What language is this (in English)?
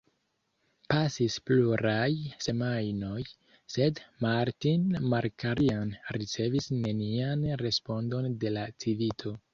Esperanto